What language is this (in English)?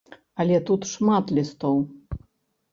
Belarusian